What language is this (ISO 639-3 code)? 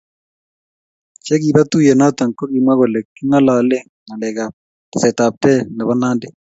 kln